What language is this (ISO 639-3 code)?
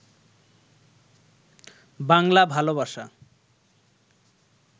ben